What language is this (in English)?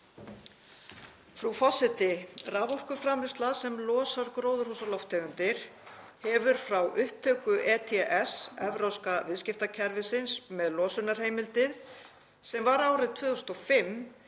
Icelandic